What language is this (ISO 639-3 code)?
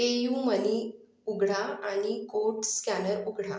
mar